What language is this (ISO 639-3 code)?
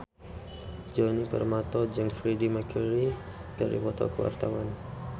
sun